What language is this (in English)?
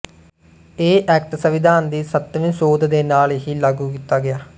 Punjabi